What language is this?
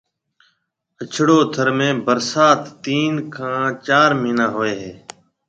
Marwari (Pakistan)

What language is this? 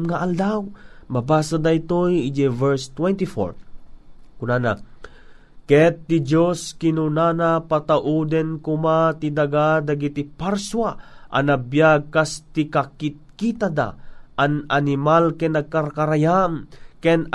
Filipino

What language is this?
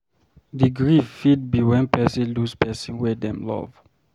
Nigerian Pidgin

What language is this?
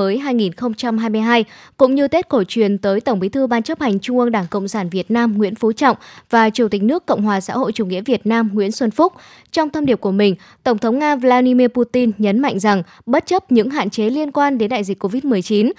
Vietnamese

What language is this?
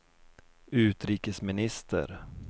Swedish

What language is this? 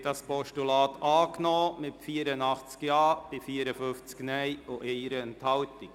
Swiss German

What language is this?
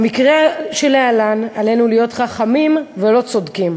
Hebrew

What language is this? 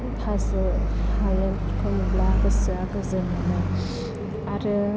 Bodo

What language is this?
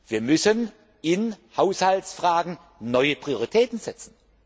German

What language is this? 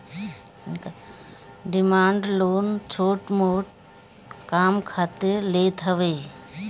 Bhojpuri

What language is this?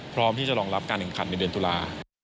Thai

